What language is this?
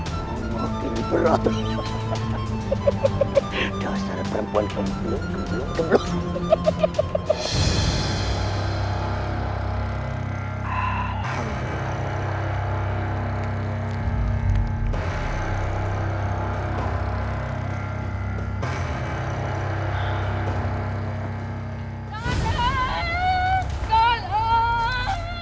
Indonesian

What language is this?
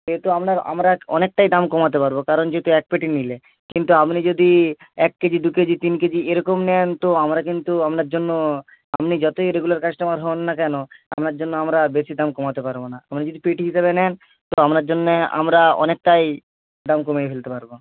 Bangla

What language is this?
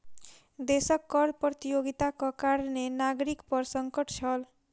Maithili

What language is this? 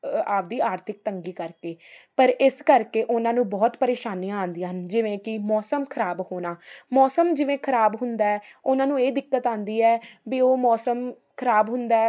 Punjabi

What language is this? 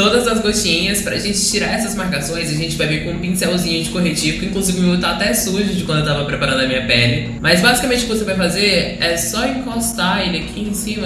Portuguese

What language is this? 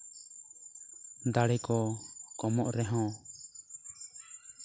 Santali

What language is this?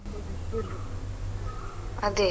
Kannada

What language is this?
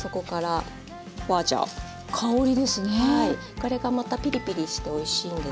Japanese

